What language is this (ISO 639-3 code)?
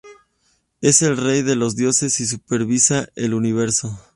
spa